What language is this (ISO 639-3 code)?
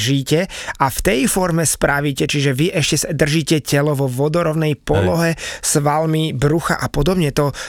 slk